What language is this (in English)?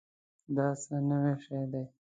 Pashto